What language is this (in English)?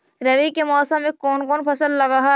Magahi